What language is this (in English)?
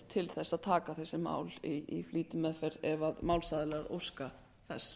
Icelandic